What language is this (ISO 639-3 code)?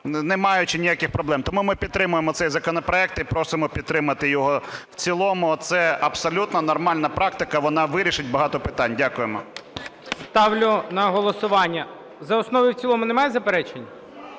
ukr